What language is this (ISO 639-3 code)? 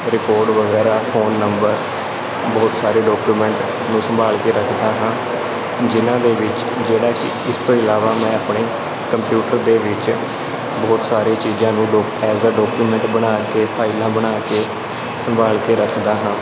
pan